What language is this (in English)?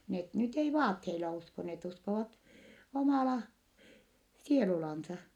Finnish